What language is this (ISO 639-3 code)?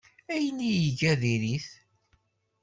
kab